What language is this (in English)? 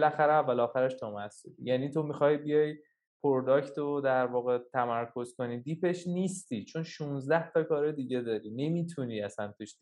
Persian